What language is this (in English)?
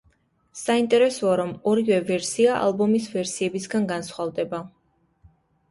Georgian